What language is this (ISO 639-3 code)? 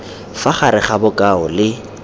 tsn